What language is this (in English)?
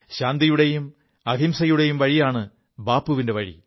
Malayalam